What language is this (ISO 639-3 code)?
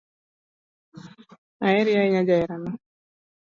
luo